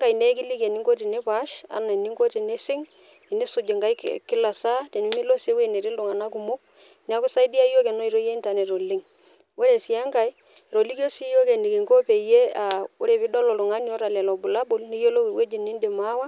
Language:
Masai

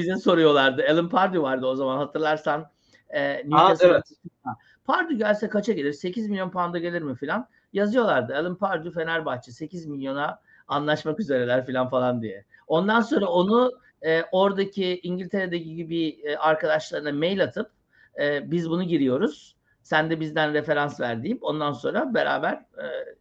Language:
Turkish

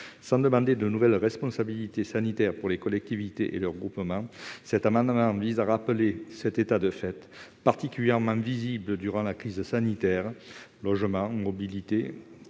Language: French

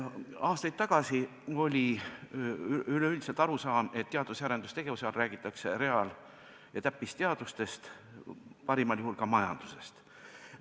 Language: Estonian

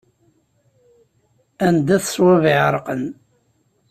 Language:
Kabyle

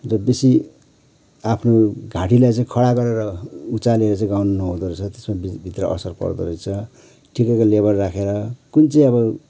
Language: Nepali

